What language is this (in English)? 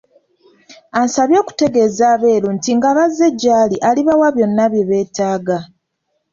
Ganda